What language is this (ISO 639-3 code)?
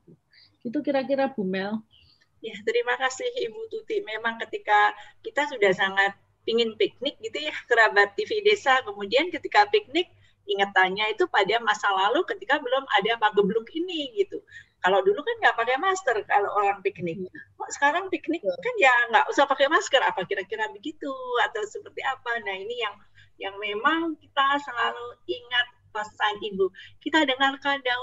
ind